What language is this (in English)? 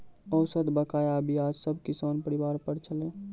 Maithili